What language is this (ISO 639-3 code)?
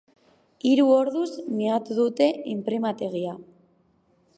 eus